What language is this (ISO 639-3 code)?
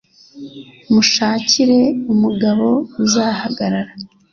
kin